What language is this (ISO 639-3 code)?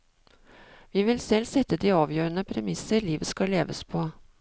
nor